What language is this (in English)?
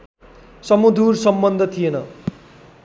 Nepali